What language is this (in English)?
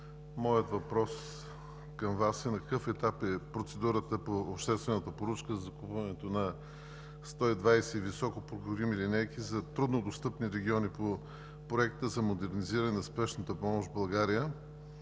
Bulgarian